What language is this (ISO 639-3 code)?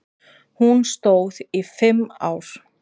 isl